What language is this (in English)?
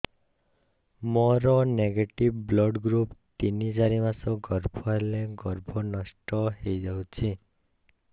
Odia